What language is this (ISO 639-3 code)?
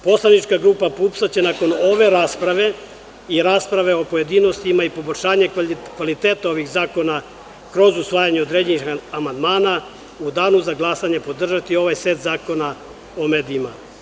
srp